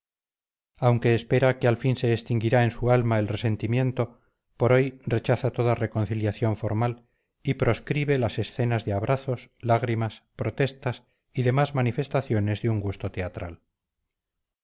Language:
Spanish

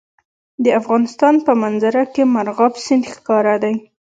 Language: Pashto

